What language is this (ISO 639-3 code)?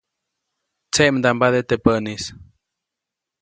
zoc